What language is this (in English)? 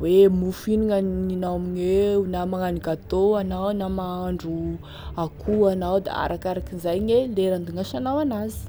Tesaka Malagasy